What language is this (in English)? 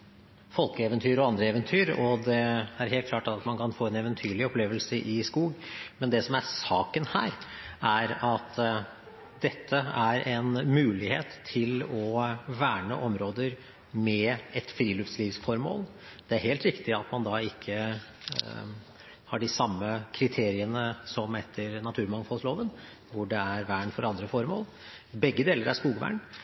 Norwegian Bokmål